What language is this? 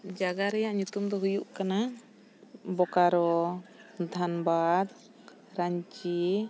Santali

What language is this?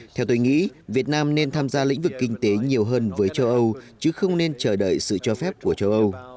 Vietnamese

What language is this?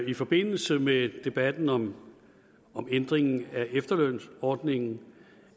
Danish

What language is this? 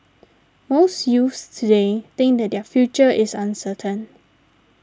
English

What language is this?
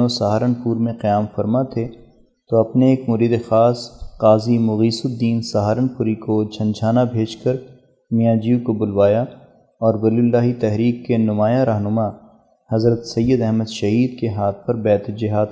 Urdu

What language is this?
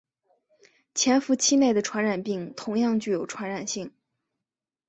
Chinese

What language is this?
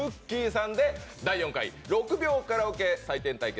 Japanese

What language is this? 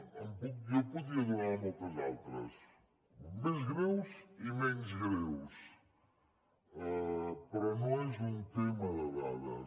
Catalan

